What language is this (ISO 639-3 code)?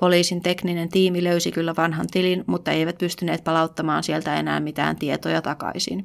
fin